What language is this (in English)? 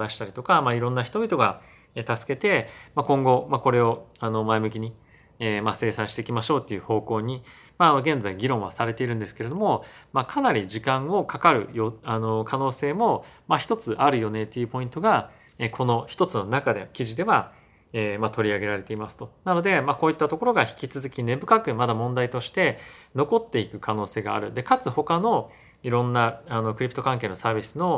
Japanese